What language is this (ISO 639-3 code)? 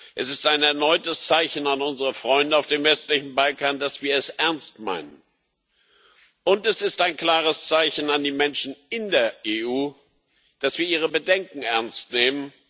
deu